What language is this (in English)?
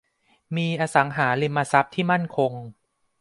Thai